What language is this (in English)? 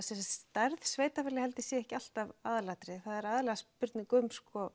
Icelandic